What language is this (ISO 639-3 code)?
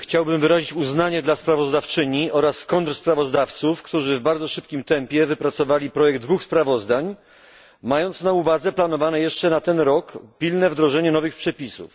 pol